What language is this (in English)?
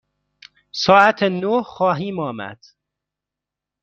Persian